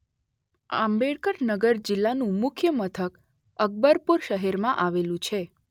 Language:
Gujarati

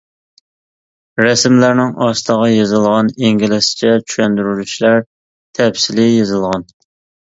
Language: Uyghur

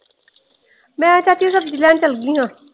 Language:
Punjabi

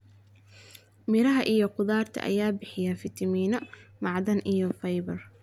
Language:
Somali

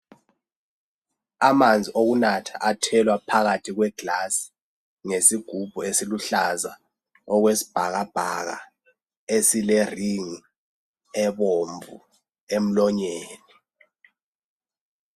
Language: North Ndebele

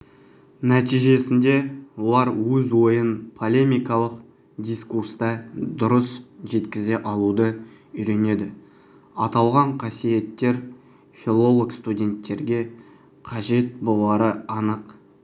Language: Kazakh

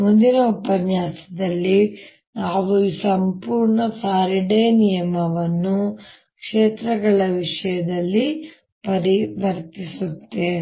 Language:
Kannada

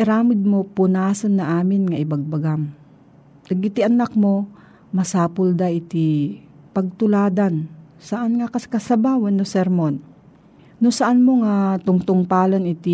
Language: Filipino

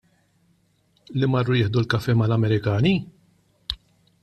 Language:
Maltese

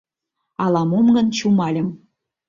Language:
Mari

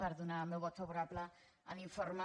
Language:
Catalan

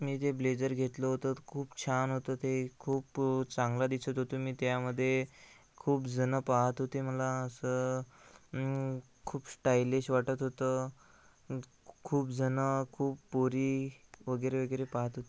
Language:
Marathi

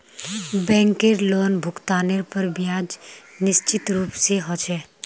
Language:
Magahi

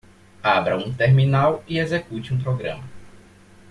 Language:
Portuguese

